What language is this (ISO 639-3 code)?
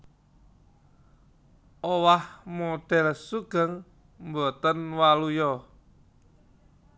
jav